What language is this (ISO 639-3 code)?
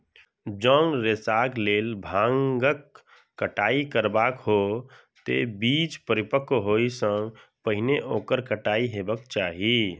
mai